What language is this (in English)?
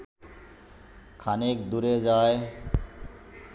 Bangla